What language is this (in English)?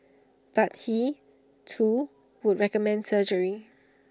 English